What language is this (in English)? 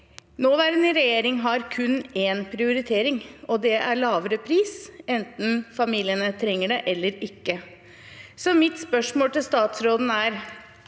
Norwegian